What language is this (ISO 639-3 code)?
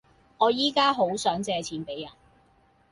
yue